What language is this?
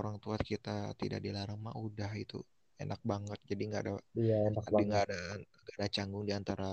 Indonesian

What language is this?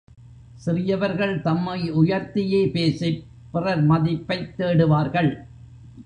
Tamil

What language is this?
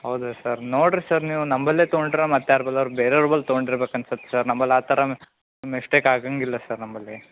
Kannada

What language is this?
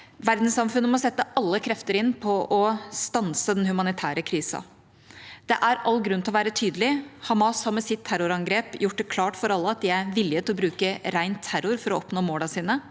Norwegian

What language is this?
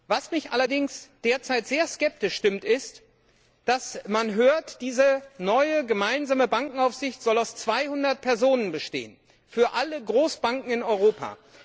German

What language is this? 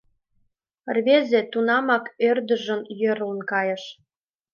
Mari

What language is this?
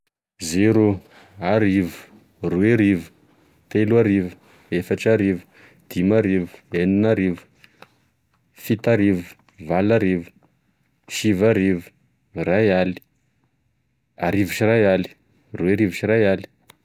Tesaka Malagasy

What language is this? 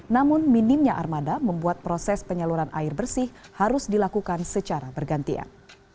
Indonesian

